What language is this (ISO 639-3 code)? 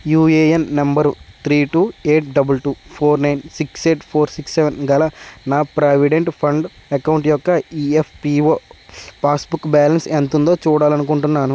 tel